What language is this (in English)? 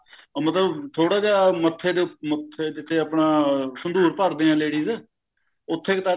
Punjabi